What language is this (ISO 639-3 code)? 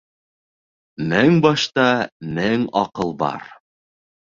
bak